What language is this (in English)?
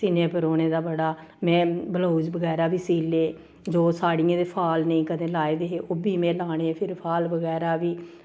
Dogri